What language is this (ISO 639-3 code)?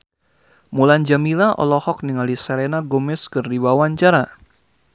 sun